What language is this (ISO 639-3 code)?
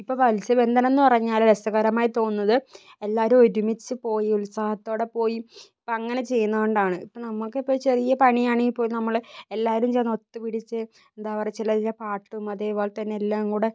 mal